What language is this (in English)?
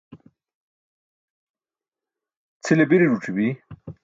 Burushaski